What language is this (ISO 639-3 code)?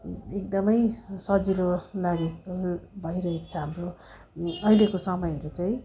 nep